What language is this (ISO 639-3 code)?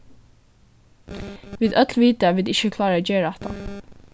fao